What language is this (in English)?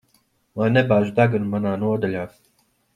Latvian